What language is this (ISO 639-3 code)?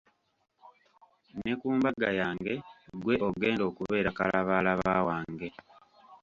lug